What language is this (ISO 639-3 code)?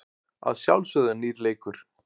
isl